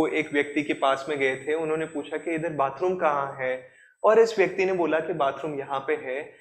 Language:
Hindi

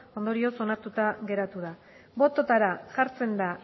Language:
Basque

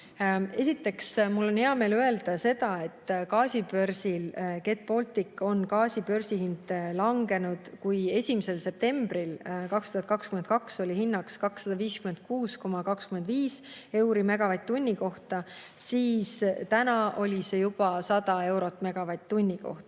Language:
Estonian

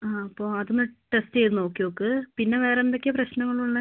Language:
Malayalam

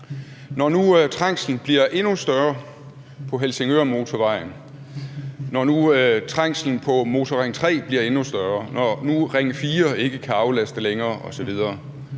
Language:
Danish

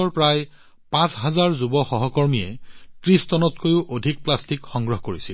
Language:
Assamese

